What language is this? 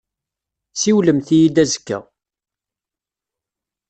Kabyle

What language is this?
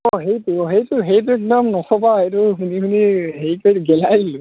Assamese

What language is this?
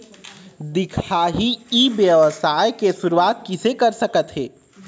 Chhattisgarhi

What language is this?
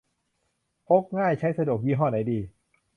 Thai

